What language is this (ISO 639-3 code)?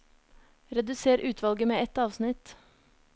nor